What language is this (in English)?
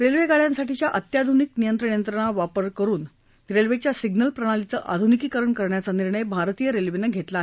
Marathi